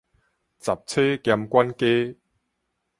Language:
Min Nan Chinese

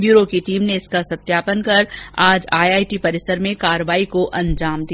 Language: Hindi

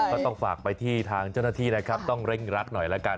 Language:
Thai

